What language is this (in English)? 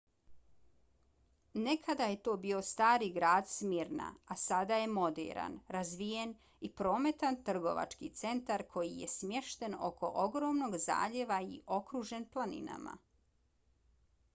Bosnian